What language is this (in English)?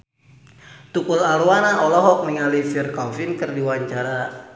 Sundanese